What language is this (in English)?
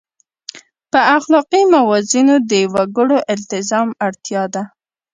Pashto